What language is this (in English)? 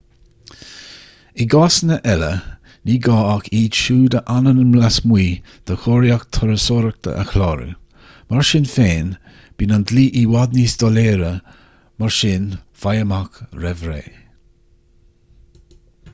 Irish